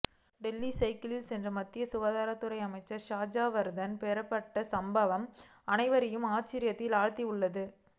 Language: Tamil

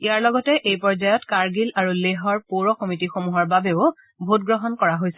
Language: Assamese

